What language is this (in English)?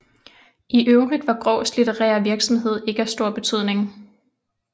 Danish